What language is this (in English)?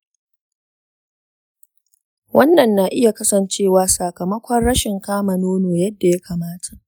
Hausa